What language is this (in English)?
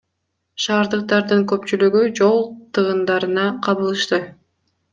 Kyrgyz